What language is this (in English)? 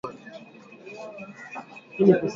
Swahili